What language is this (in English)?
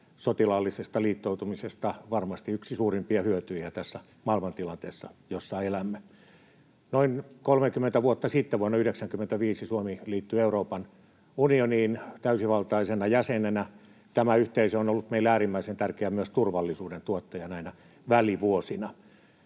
Finnish